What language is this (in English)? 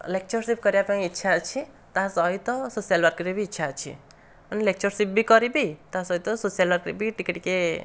Odia